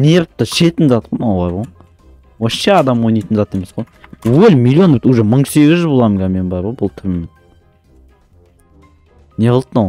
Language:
Turkish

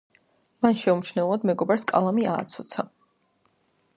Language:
Georgian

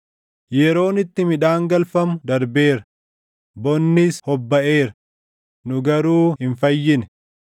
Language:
Oromo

